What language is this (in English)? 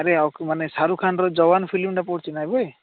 Odia